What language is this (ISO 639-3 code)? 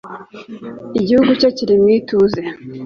kin